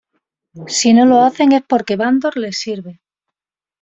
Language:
Spanish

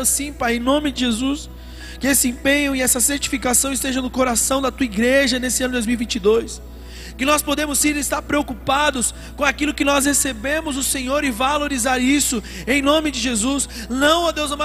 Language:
Portuguese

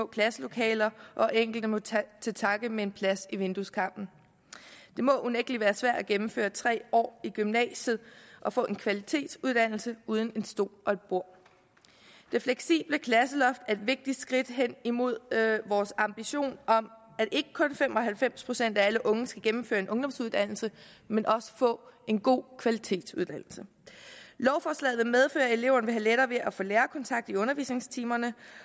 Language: Danish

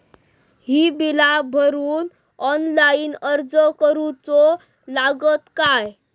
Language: Marathi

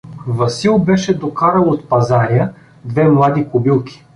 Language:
Bulgarian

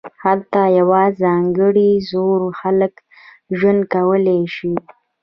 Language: Pashto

